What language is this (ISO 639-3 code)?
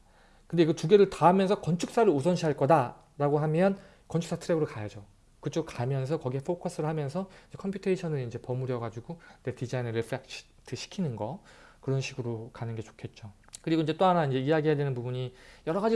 kor